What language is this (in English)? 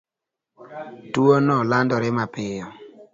Luo (Kenya and Tanzania)